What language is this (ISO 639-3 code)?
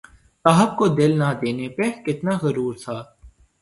urd